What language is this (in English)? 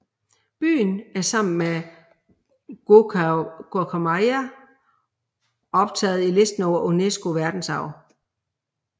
Danish